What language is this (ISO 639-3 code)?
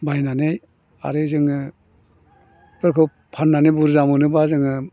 brx